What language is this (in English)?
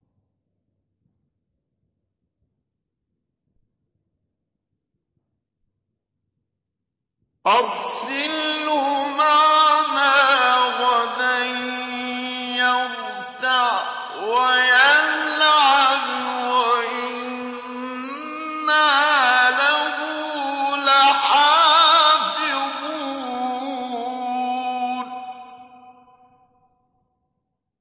Arabic